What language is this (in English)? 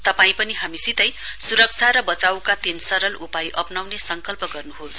Nepali